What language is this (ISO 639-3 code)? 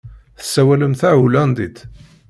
kab